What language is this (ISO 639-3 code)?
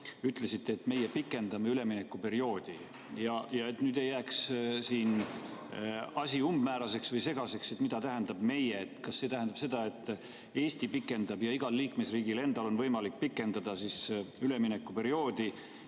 est